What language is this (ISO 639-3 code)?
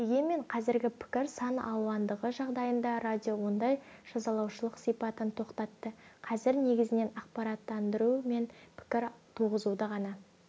kaz